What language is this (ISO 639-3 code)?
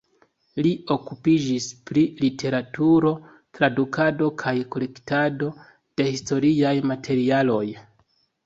epo